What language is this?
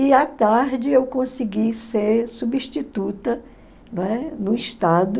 Portuguese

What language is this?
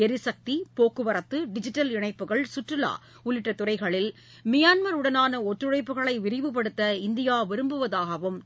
Tamil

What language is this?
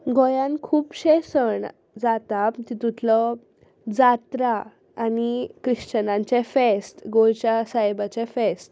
Konkani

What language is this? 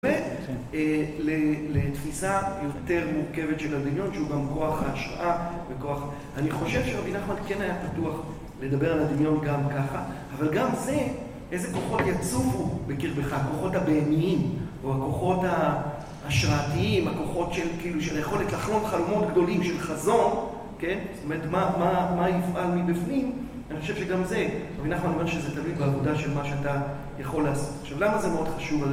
Hebrew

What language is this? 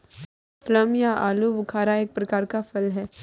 Hindi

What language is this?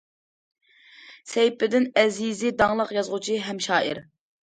Uyghur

